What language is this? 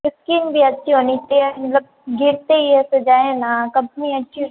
Hindi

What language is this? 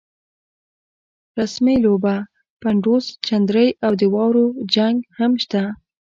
Pashto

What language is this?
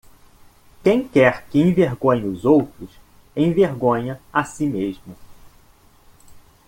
Portuguese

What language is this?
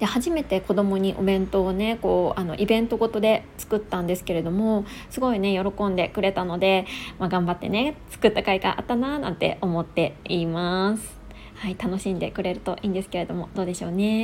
Japanese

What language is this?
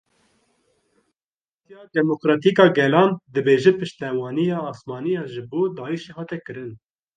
Kurdish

